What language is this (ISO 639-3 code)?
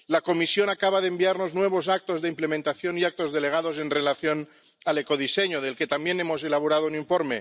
spa